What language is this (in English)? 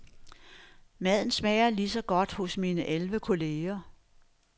Danish